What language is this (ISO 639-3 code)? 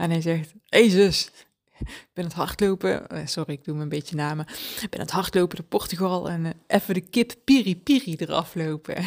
nld